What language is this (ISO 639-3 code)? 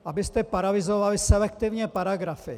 ces